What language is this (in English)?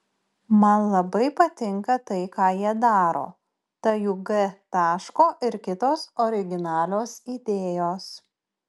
Lithuanian